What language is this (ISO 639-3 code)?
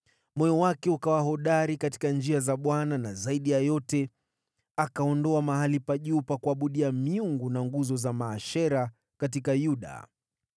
swa